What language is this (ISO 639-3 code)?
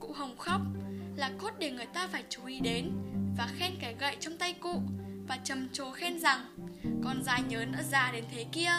vie